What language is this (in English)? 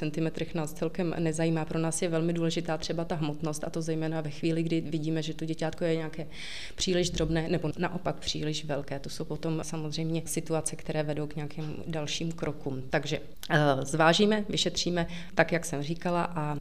Czech